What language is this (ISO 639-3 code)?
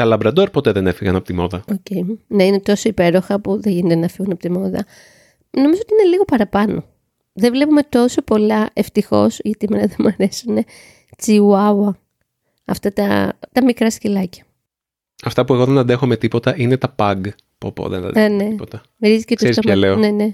ell